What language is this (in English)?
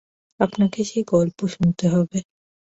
Bangla